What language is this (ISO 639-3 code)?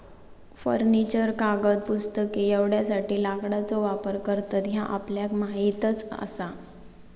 mar